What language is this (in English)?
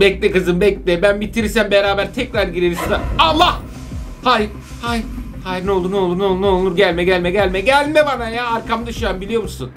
Turkish